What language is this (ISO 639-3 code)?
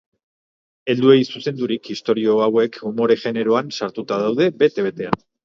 eus